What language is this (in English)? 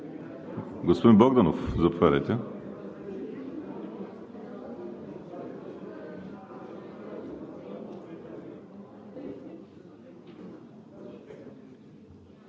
Bulgarian